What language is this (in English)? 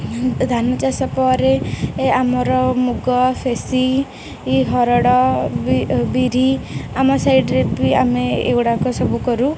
Odia